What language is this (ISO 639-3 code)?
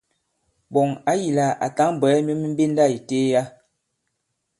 abb